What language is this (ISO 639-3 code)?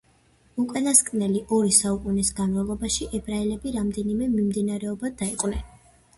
kat